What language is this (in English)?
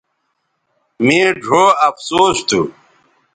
Bateri